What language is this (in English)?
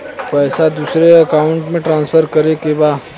Bhojpuri